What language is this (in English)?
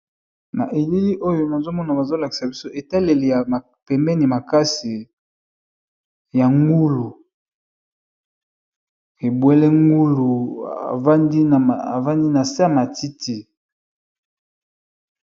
Lingala